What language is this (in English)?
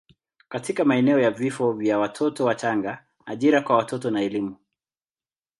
Swahili